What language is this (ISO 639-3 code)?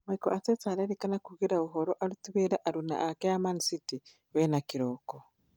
kik